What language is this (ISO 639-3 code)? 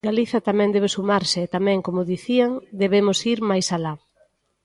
glg